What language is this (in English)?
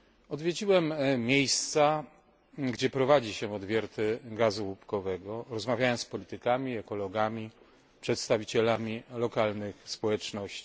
Polish